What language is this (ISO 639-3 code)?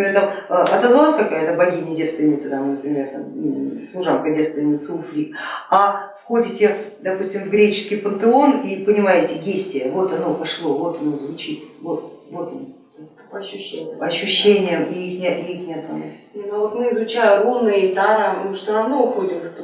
rus